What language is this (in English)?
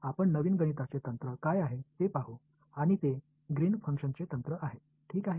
Marathi